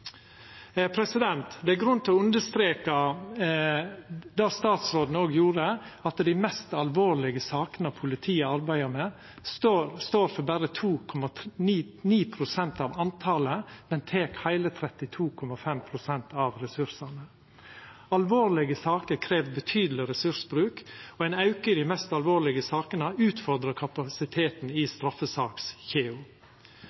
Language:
Norwegian Nynorsk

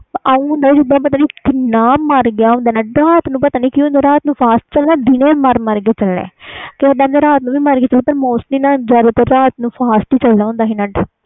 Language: Punjabi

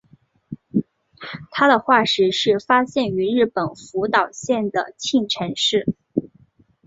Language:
Chinese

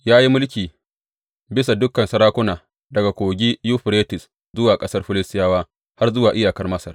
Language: Hausa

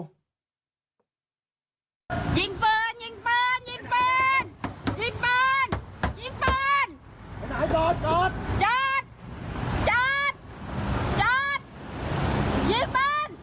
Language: Thai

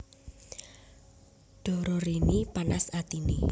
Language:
Javanese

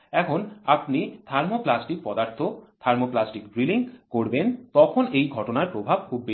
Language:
Bangla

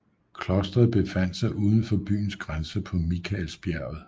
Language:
Danish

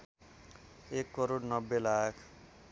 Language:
Nepali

